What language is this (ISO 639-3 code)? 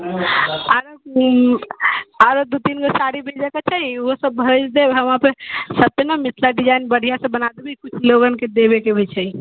mai